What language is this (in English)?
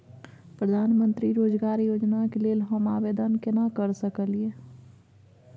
Maithili